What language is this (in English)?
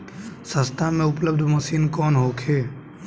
Bhojpuri